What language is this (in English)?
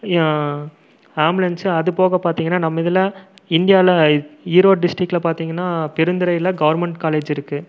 Tamil